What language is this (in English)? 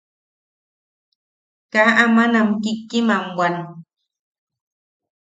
Yaqui